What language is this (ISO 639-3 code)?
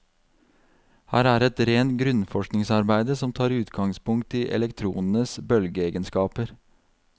nor